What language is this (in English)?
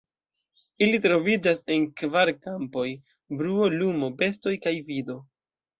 Esperanto